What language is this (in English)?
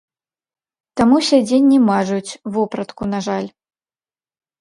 Belarusian